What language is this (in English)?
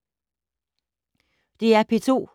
Danish